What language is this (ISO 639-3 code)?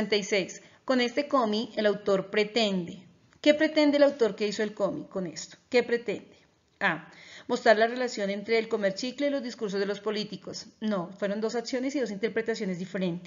spa